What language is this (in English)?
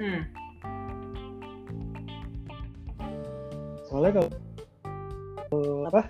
Indonesian